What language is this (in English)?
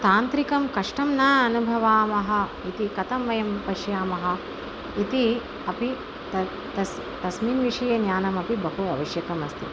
Sanskrit